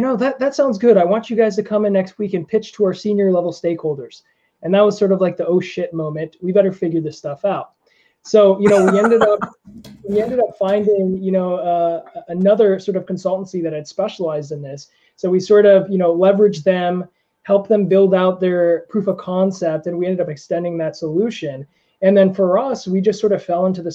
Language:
English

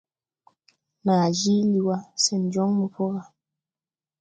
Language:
Tupuri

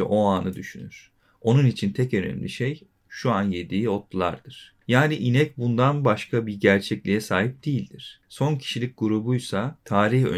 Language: Turkish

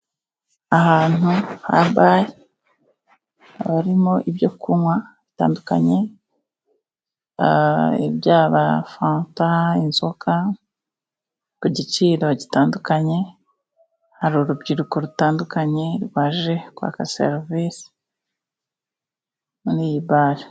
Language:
Kinyarwanda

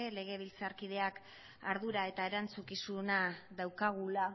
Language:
Basque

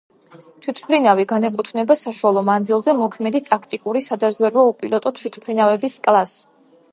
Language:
Georgian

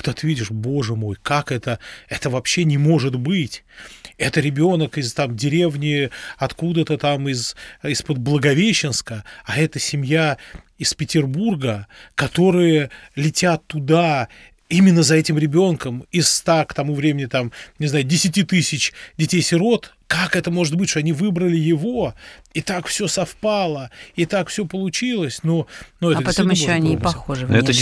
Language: Russian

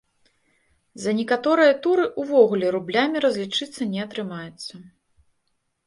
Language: Belarusian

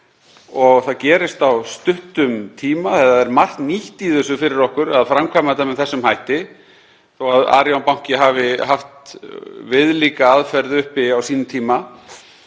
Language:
Icelandic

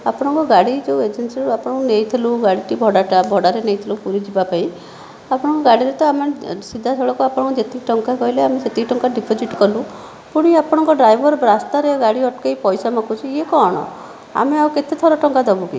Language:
Odia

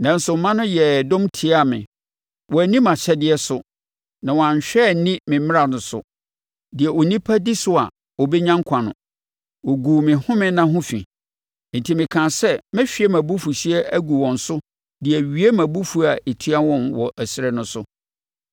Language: Akan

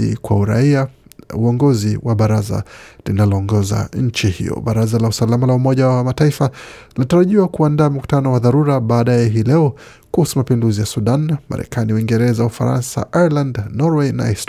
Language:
Swahili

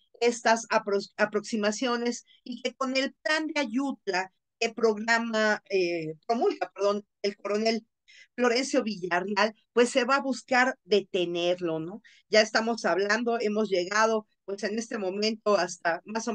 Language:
Spanish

